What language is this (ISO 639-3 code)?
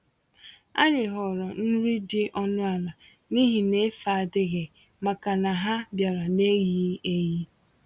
ibo